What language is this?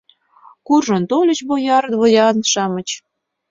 Mari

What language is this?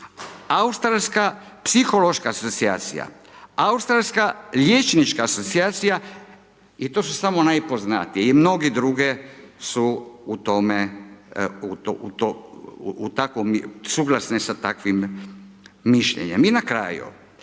Croatian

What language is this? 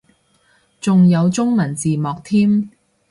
Cantonese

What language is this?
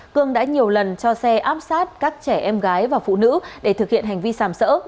Vietnamese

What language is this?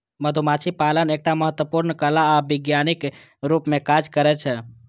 Maithili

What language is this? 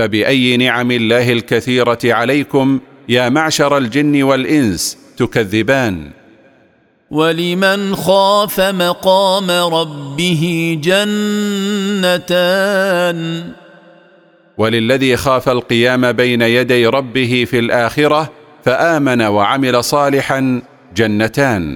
Arabic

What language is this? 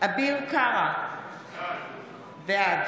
Hebrew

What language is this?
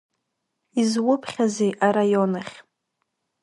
Abkhazian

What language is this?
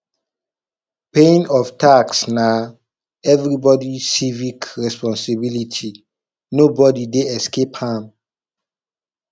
Nigerian Pidgin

